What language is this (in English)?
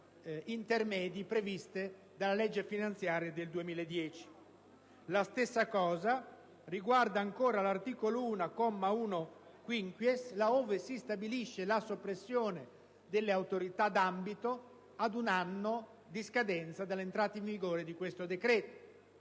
Italian